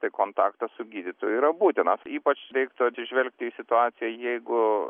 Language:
Lithuanian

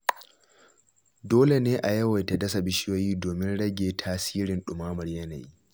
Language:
Hausa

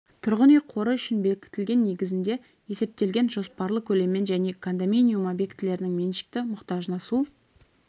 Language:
Kazakh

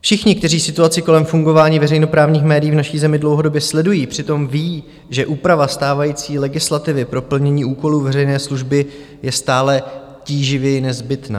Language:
Czech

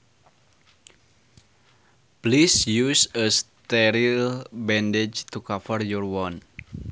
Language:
Sundanese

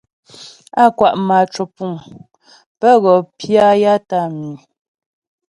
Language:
Ghomala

